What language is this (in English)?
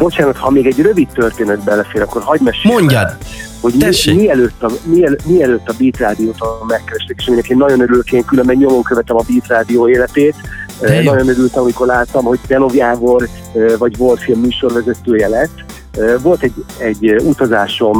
Hungarian